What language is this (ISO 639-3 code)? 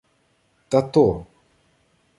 ukr